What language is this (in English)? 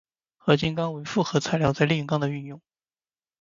Chinese